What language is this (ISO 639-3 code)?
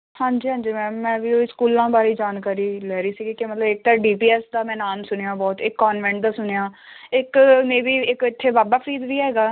pan